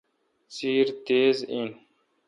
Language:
Kalkoti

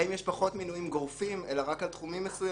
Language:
Hebrew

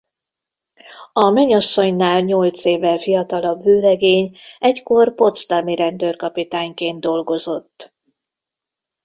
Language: Hungarian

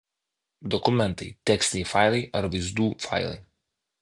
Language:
Lithuanian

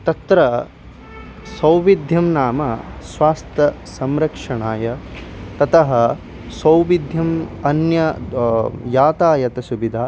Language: Sanskrit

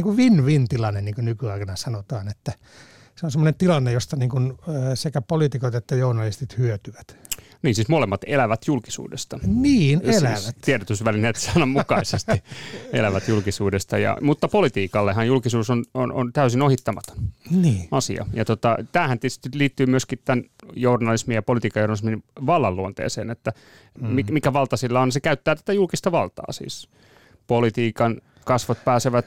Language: Finnish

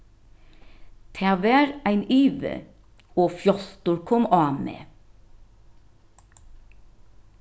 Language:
Faroese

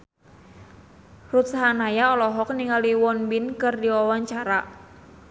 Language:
Sundanese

